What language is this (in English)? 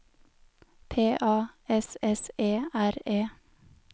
Norwegian